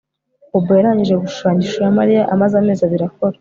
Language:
Kinyarwanda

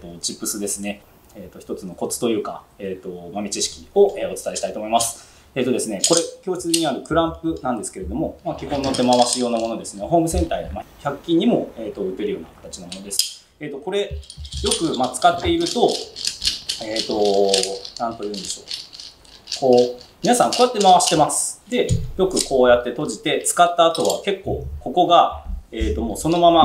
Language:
Japanese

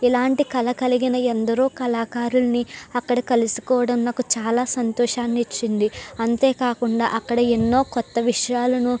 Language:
Telugu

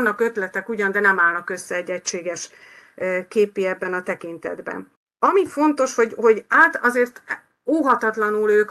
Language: Hungarian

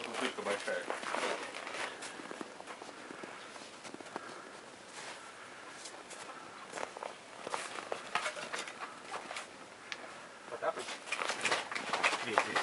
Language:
Russian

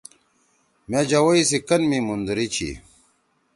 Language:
Torwali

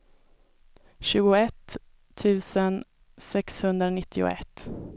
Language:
Swedish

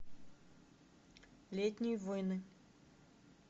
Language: Russian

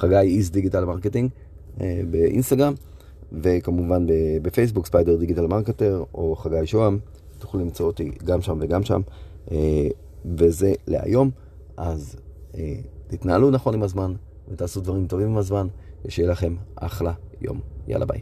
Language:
Hebrew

